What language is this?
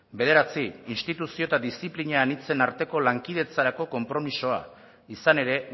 Basque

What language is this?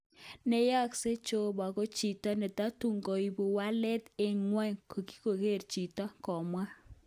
Kalenjin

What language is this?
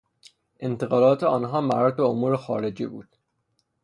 Persian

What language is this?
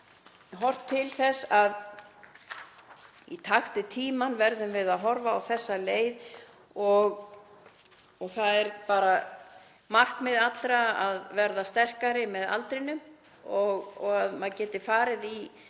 Icelandic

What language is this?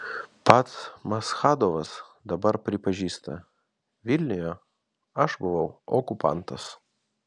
Lithuanian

